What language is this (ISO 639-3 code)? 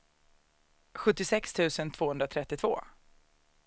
swe